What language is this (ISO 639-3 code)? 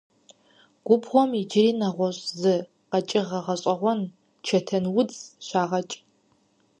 kbd